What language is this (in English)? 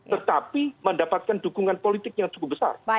Indonesian